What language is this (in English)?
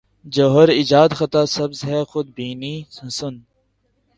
Urdu